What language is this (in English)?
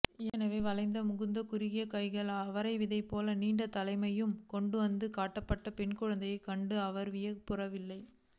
Tamil